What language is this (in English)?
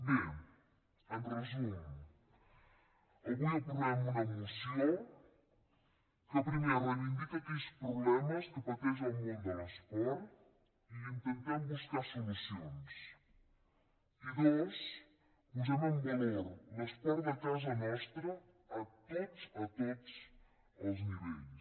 Catalan